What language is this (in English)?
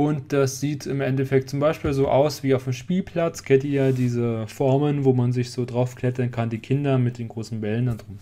German